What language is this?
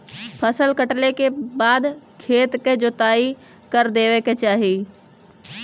Bhojpuri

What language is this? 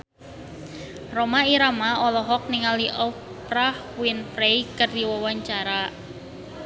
Sundanese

